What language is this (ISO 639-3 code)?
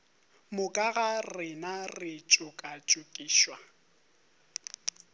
nso